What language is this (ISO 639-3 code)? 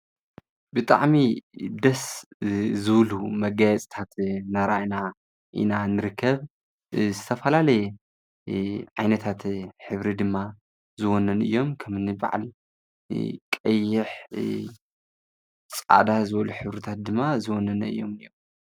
tir